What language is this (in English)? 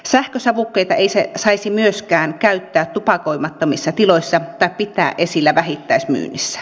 Finnish